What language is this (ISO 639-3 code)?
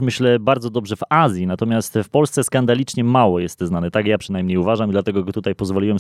pol